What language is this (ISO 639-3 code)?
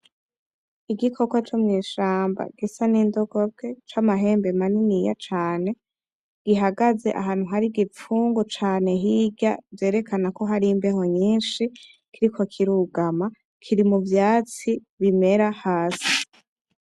run